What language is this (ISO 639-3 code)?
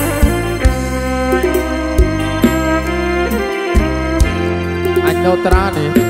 tha